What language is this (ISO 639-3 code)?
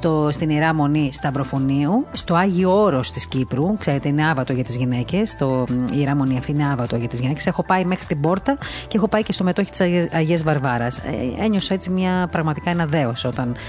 ell